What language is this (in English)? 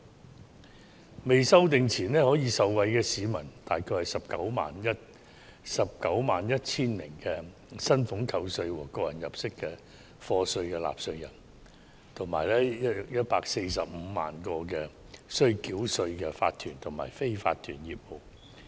Cantonese